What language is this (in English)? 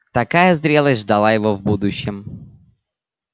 Russian